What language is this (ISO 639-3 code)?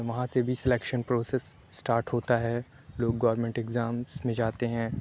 urd